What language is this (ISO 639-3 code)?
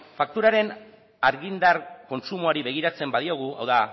eus